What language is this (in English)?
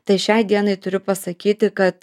Lithuanian